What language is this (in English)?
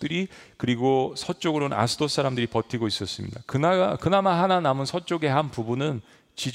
Korean